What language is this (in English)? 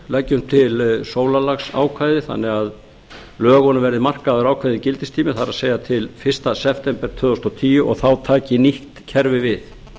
Icelandic